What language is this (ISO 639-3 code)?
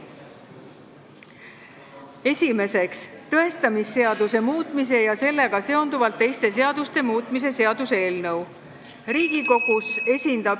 est